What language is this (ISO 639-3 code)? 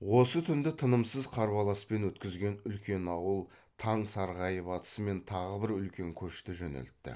kaz